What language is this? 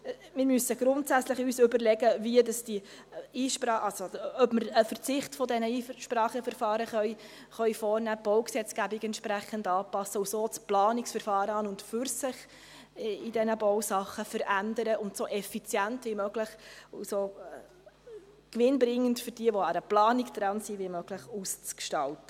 Swiss German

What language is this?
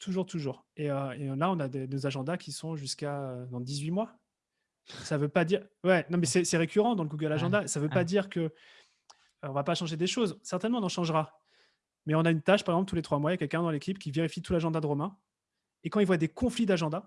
French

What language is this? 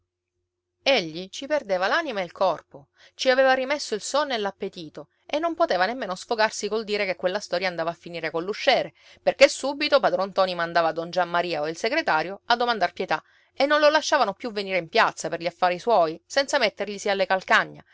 Italian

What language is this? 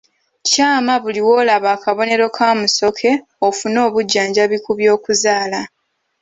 Ganda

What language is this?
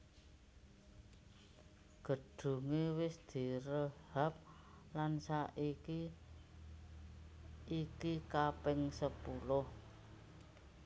Javanese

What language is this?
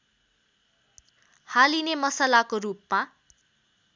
Nepali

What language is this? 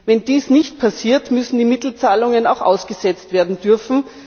German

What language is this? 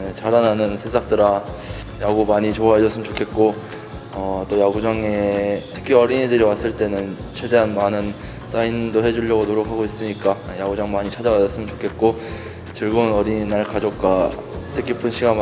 Korean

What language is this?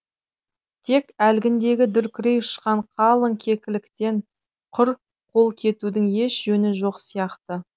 Kazakh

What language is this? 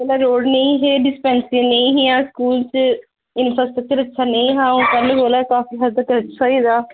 Dogri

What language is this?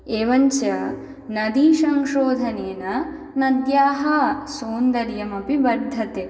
Sanskrit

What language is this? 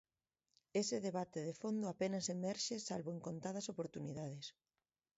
Galician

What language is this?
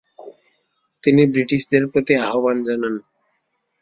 Bangla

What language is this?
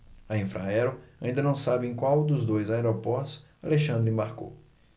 Portuguese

